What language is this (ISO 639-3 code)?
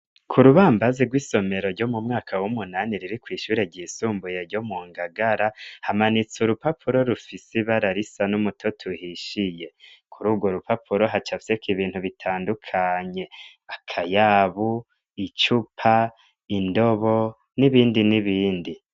run